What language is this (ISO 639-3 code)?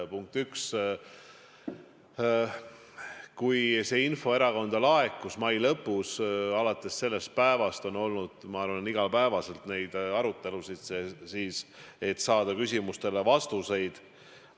est